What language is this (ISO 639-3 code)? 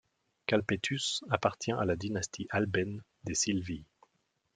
fra